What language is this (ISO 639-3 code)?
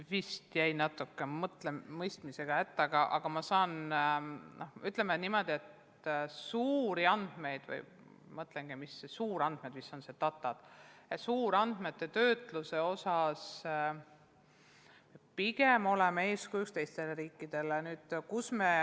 est